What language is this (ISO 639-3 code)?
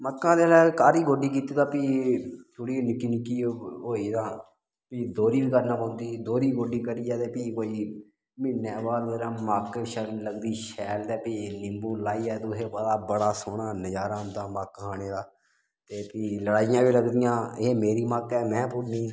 doi